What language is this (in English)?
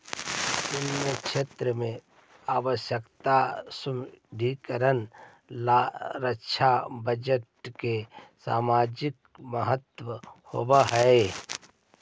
Magahi